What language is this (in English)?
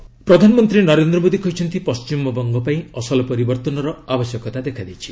Odia